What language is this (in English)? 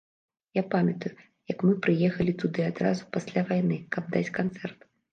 Belarusian